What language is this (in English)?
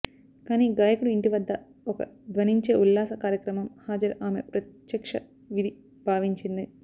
Telugu